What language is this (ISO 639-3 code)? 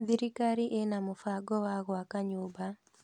kik